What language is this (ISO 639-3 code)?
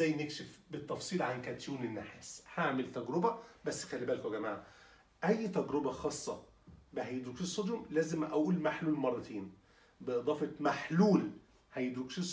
ara